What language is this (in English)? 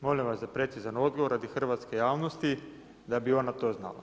Croatian